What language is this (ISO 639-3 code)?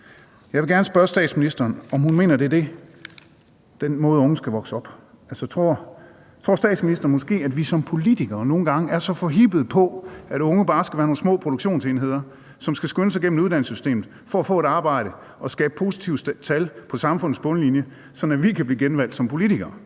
dan